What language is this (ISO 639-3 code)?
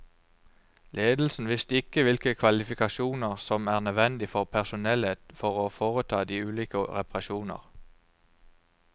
nor